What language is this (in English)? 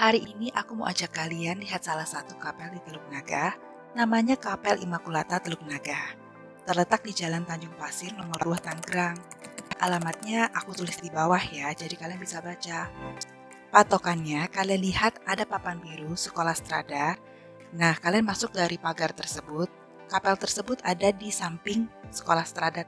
Indonesian